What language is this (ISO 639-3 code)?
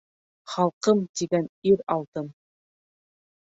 bak